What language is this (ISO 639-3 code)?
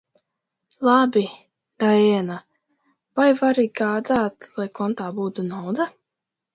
lav